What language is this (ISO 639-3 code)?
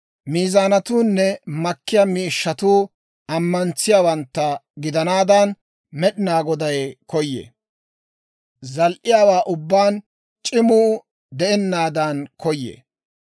dwr